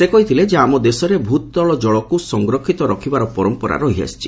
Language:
Odia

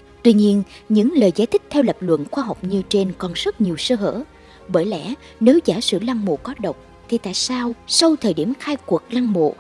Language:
Vietnamese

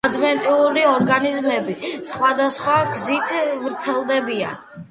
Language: Georgian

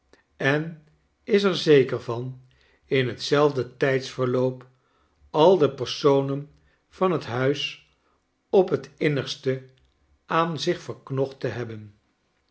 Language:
Dutch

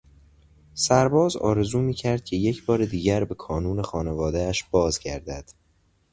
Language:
Persian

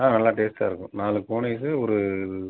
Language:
Tamil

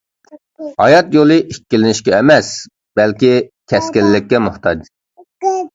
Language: Uyghur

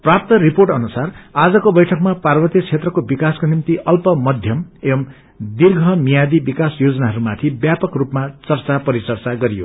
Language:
Nepali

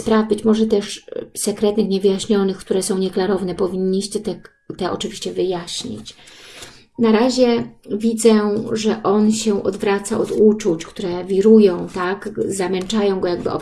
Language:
Polish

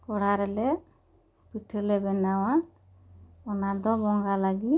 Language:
Santali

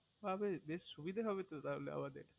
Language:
Bangla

